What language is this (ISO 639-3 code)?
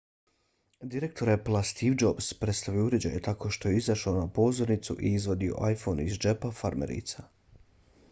bos